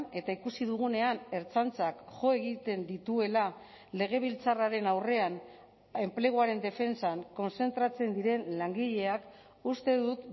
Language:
Basque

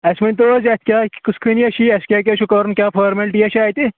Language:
Kashmiri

